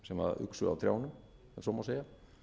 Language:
Icelandic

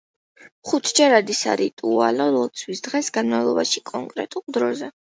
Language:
Georgian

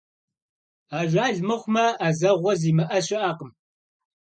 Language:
Kabardian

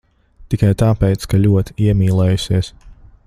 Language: Latvian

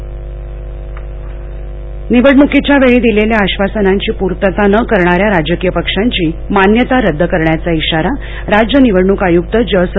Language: Marathi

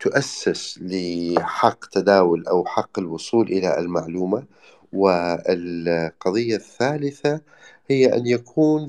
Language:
Arabic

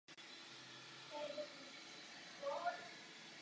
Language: Czech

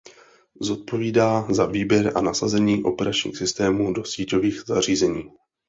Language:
Czech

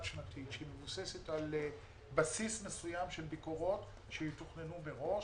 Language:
Hebrew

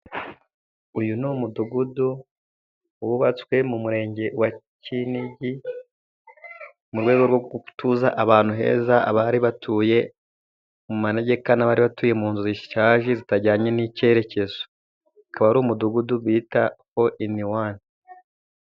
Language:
Kinyarwanda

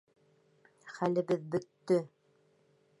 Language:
Bashkir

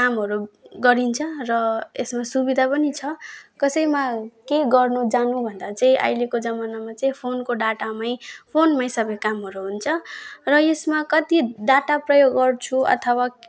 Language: Nepali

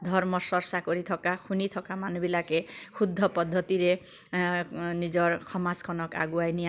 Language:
Assamese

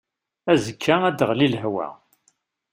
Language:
Kabyle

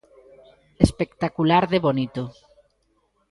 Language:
Galician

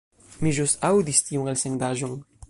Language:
Esperanto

